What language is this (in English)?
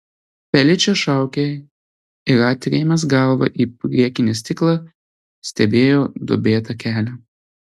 Lithuanian